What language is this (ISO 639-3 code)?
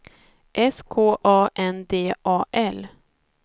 swe